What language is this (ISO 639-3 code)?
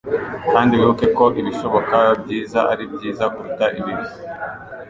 kin